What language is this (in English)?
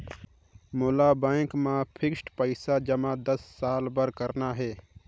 Chhattisgarhi